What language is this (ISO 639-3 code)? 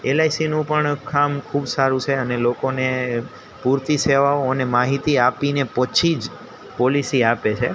guj